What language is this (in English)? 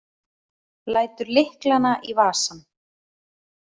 Icelandic